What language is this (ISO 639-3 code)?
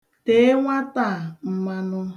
ibo